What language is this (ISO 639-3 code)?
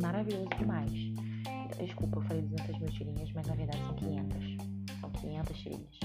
por